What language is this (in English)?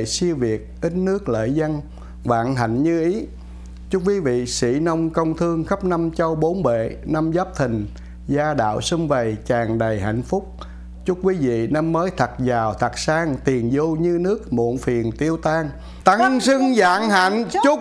Vietnamese